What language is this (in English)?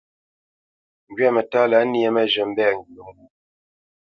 Bamenyam